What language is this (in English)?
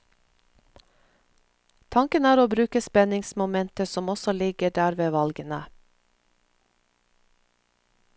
Norwegian